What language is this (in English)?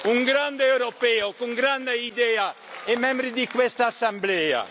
Italian